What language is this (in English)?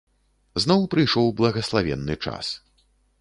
Belarusian